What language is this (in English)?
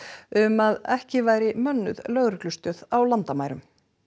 Icelandic